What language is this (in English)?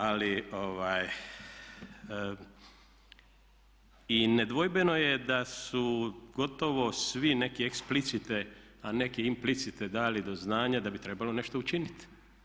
Croatian